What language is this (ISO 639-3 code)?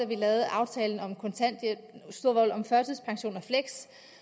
dan